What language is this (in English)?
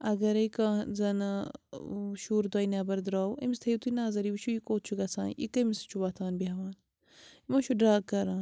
Kashmiri